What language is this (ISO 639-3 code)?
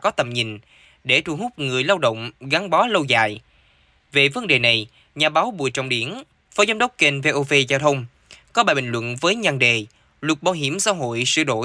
vie